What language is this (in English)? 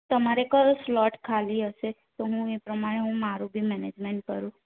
Gujarati